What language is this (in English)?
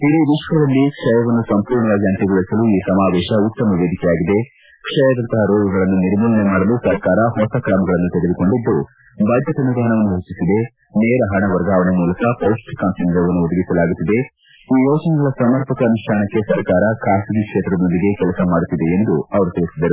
Kannada